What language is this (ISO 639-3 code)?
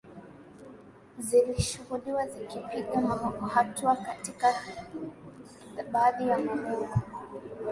swa